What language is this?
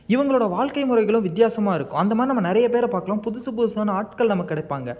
Tamil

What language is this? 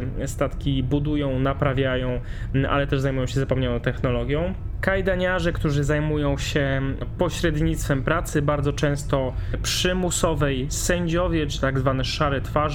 Polish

